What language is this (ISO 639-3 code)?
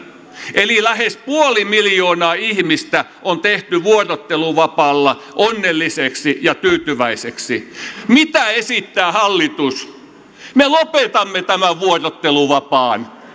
fin